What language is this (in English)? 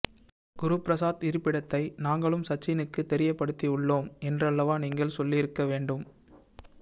Tamil